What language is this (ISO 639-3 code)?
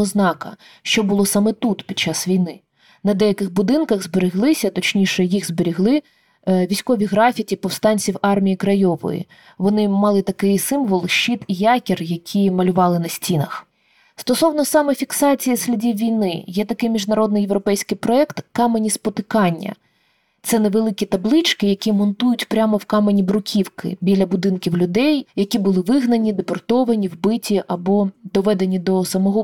ukr